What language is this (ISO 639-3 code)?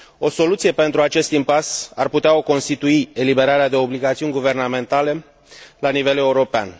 ron